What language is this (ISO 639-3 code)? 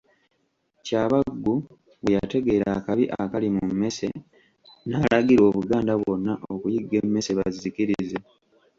lug